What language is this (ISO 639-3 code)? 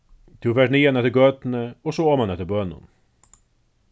fao